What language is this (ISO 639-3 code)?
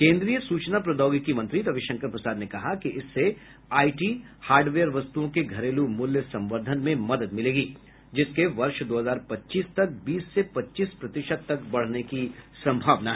hin